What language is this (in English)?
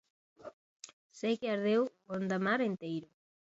Galician